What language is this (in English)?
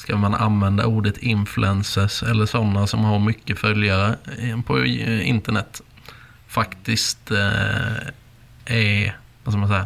Swedish